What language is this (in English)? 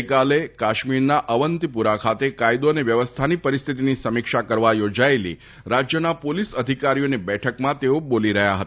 Gujarati